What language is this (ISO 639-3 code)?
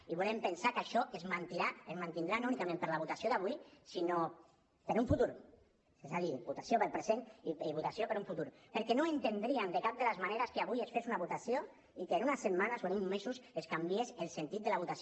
cat